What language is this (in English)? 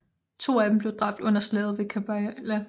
Danish